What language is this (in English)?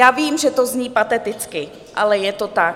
Czech